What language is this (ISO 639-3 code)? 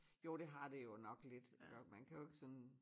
dan